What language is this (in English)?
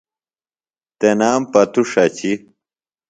Phalura